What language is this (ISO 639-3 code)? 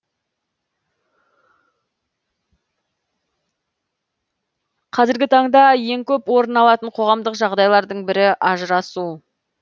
kaz